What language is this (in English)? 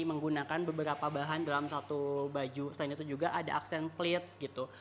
Indonesian